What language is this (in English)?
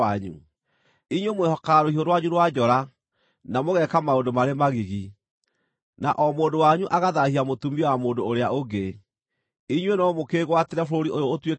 Kikuyu